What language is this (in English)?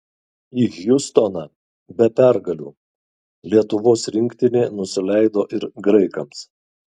Lithuanian